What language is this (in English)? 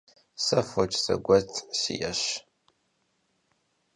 Kabardian